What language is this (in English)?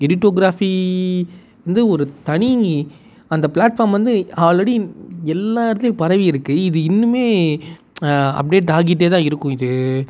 Tamil